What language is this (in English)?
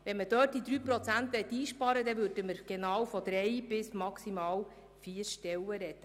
Swiss German